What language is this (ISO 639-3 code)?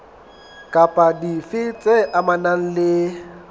sot